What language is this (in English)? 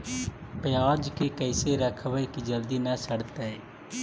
Magahi